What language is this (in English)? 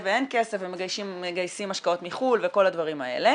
Hebrew